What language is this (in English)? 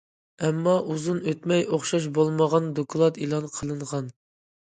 Uyghur